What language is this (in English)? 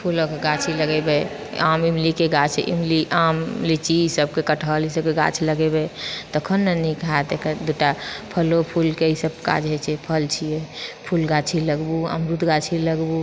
Maithili